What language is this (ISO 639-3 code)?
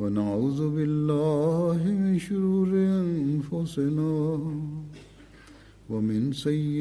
bul